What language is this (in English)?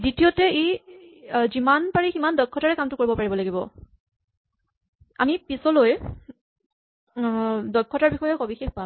Assamese